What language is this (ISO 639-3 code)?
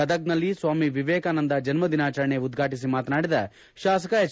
kan